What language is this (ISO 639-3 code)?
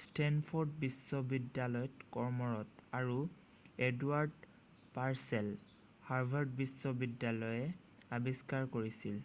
asm